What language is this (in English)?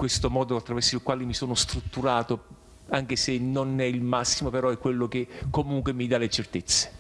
Italian